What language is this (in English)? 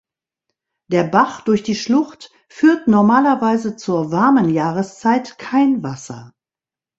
German